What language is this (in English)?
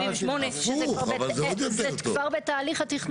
Hebrew